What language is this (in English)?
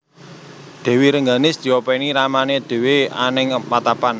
Javanese